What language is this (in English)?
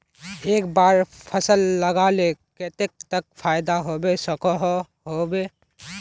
Magahi